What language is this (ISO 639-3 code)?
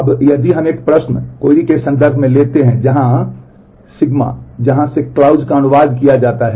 hin